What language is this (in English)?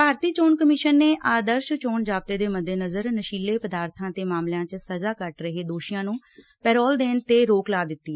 Punjabi